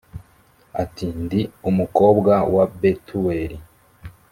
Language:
Kinyarwanda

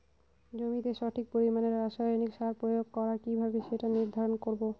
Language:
Bangla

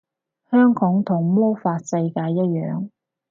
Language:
Cantonese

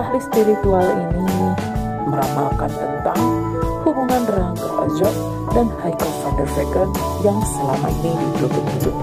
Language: Indonesian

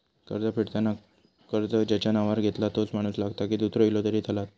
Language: Marathi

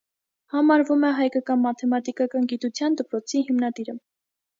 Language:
Armenian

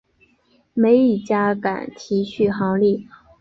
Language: Chinese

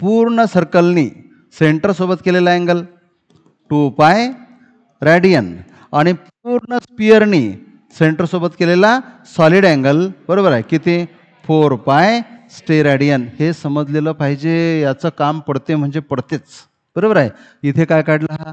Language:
Marathi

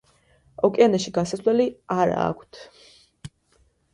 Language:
Georgian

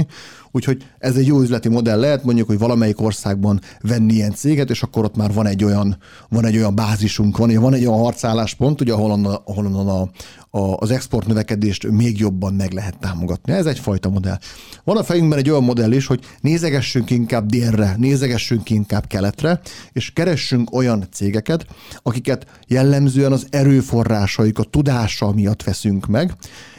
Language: Hungarian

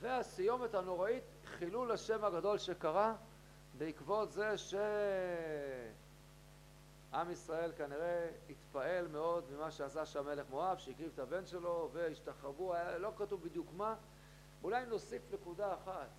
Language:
Hebrew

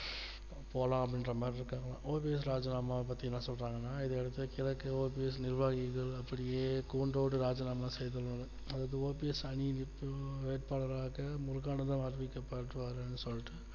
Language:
Tamil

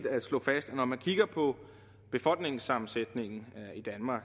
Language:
Danish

